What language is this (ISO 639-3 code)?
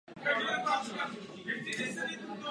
ces